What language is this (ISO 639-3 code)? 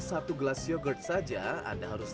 ind